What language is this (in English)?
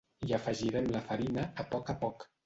Catalan